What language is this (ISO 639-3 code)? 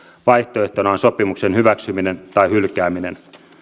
fin